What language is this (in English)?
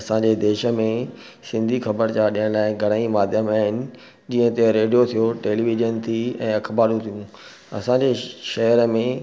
Sindhi